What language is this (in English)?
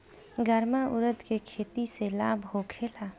Bhojpuri